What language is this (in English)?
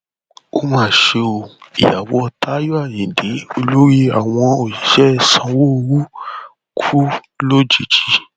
Yoruba